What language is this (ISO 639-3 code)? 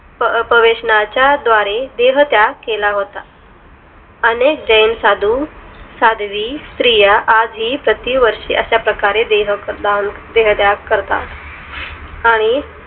mar